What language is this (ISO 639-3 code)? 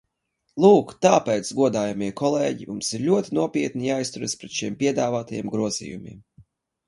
lav